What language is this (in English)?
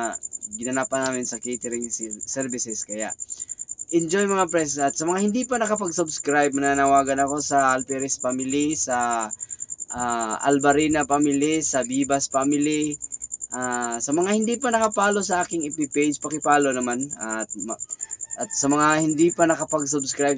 Filipino